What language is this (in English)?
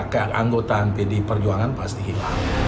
Indonesian